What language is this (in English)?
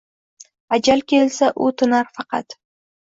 Uzbek